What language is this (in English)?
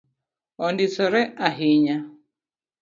Luo (Kenya and Tanzania)